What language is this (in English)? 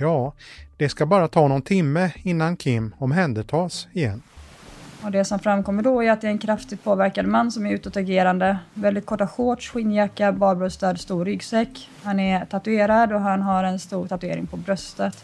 Swedish